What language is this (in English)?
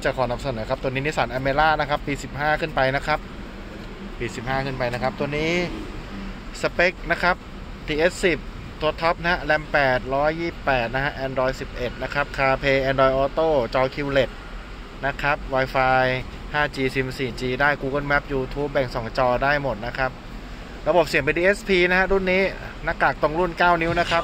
Thai